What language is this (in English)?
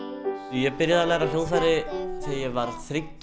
Icelandic